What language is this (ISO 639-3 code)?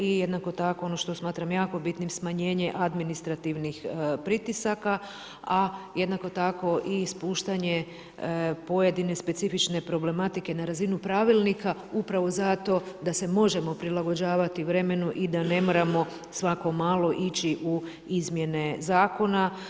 hrv